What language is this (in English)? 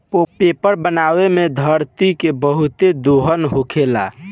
Bhojpuri